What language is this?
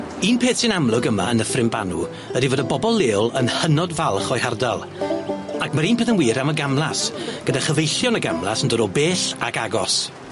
Welsh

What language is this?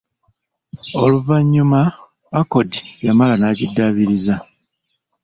Ganda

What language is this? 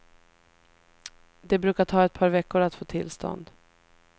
Swedish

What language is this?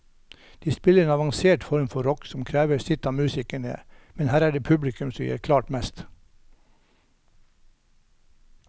Norwegian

